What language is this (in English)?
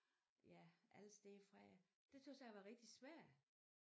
Danish